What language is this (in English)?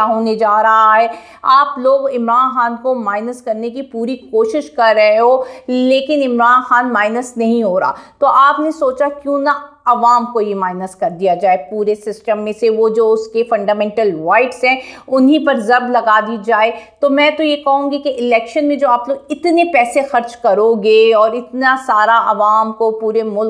Hindi